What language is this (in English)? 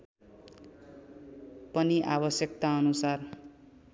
Nepali